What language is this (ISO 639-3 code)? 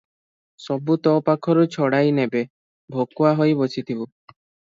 ori